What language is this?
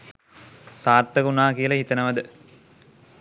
Sinhala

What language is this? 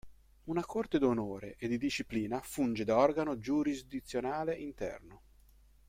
Italian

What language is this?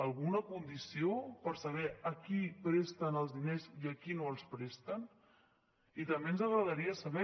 Catalan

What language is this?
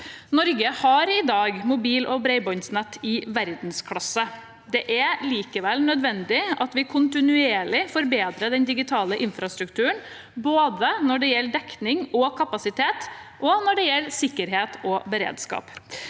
Norwegian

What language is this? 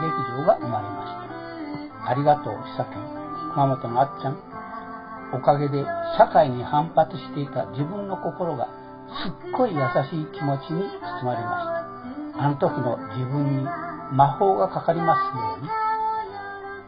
Japanese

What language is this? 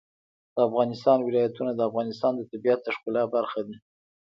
Pashto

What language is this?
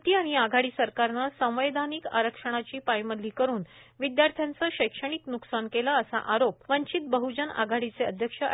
Marathi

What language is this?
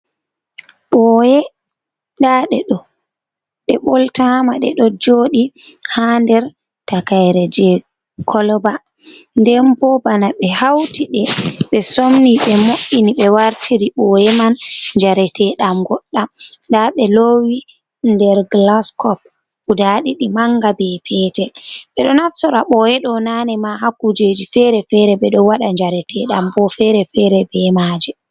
Fula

